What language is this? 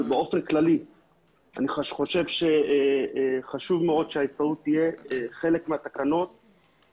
Hebrew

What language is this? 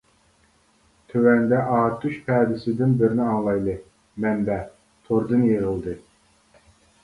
Uyghur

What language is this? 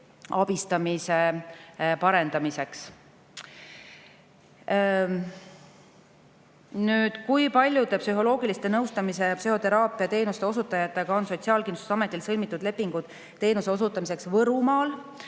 Estonian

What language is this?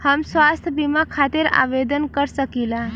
Bhojpuri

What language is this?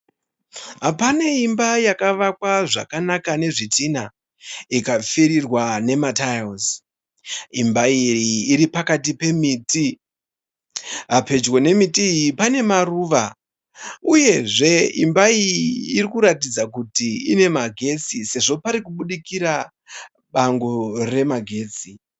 Shona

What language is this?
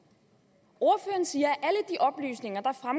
Danish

